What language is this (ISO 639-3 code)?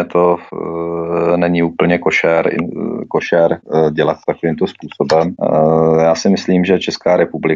ces